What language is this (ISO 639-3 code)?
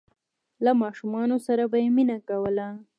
pus